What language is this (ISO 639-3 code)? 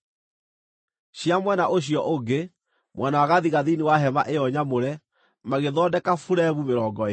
kik